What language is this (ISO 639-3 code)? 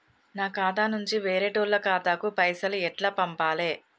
tel